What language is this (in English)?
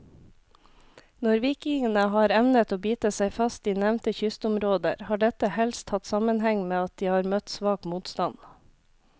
Norwegian